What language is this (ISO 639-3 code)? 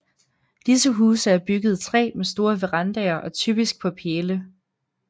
dan